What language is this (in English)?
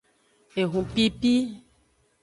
Aja (Benin)